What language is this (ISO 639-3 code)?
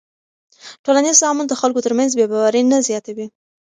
pus